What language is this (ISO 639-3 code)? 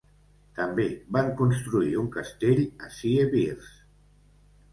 cat